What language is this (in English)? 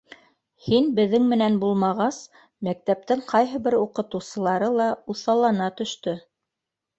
Bashkir